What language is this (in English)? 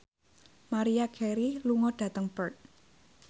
Javanese